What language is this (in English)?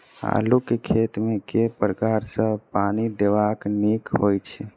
Maithili